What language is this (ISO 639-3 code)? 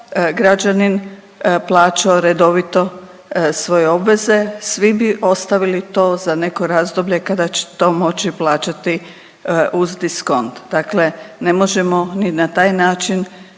hrv